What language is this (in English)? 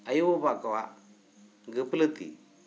Santali